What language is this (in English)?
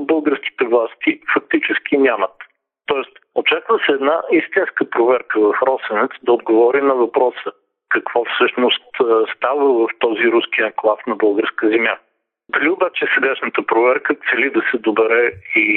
Bulgarian